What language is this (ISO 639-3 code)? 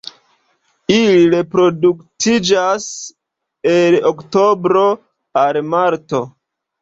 epo